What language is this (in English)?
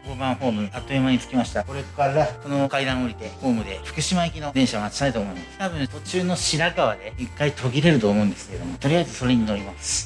Japanese